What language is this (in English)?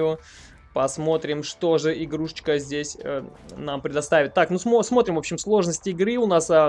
Russian